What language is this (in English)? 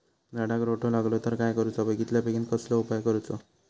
Marathi